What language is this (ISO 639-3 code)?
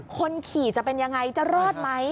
tha